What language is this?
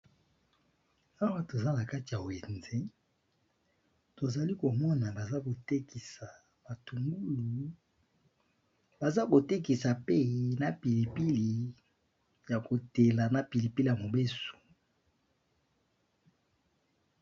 Lingala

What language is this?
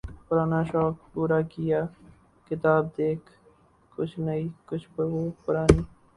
Urdu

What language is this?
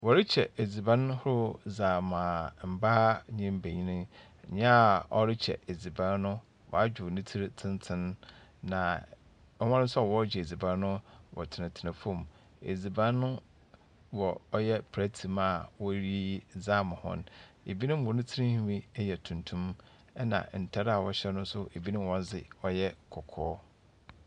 Akan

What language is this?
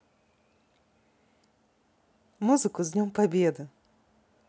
Russian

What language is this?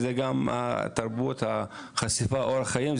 Hebrew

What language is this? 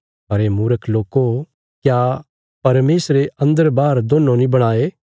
Bilaspuri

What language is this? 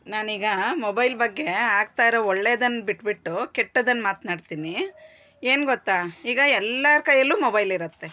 Kannada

